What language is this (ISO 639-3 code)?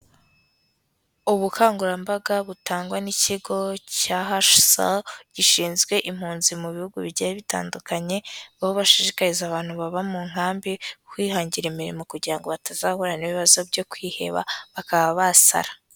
kin